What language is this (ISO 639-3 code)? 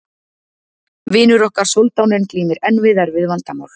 isl